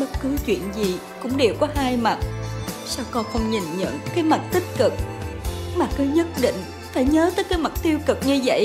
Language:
Vietnamese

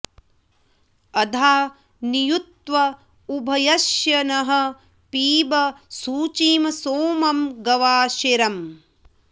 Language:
Sanskrit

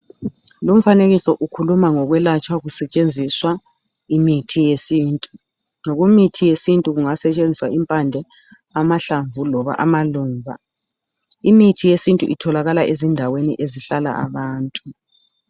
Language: North Ndebele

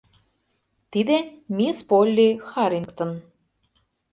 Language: Mari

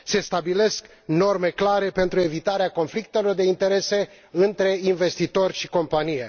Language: Romanian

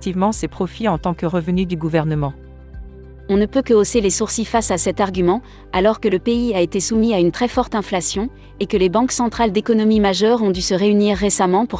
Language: French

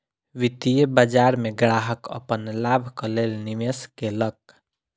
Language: Maithili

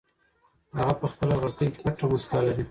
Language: Pashto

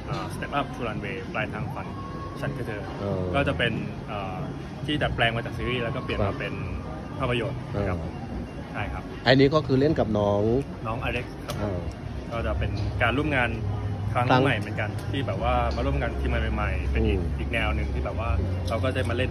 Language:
Thai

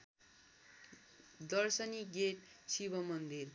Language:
Nepali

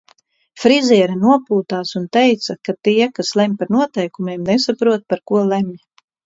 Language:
Latvian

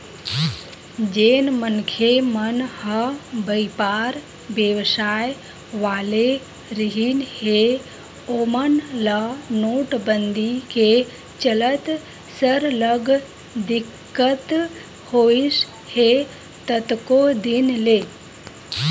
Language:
Chhattisgarhi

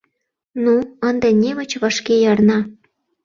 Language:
Mari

